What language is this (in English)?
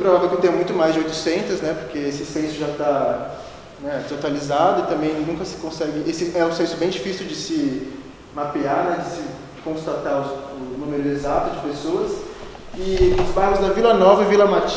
Portuguese